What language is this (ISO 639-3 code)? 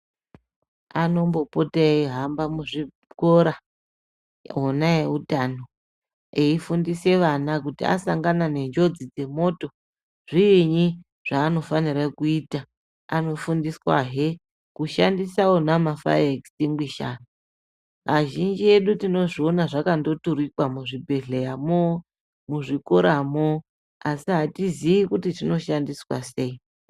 ndc